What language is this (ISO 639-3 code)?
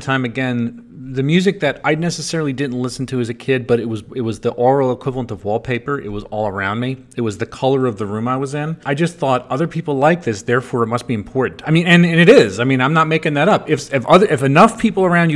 eng